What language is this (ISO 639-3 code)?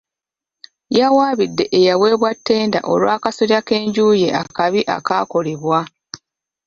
lug